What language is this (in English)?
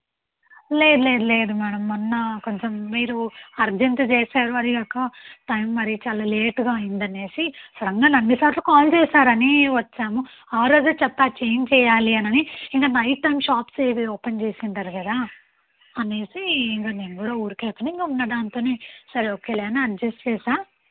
Telugu